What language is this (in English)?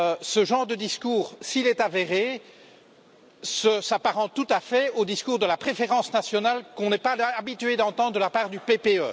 French